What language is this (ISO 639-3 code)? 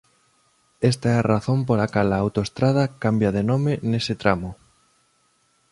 glg